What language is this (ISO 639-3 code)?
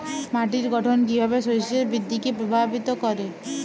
ben